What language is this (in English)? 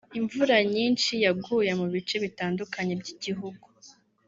Kinyarwanda